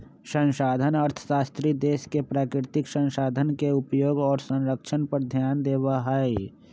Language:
Magahi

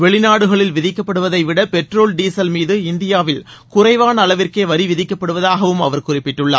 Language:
Tamil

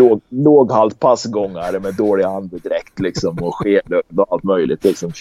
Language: Swedish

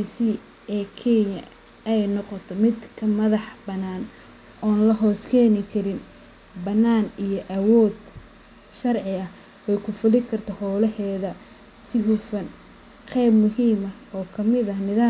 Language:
Somali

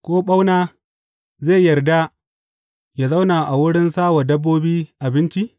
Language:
Hausa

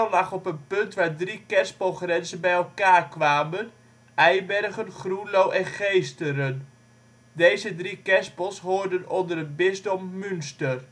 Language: Dutch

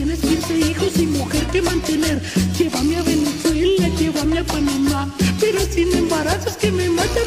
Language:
Romanian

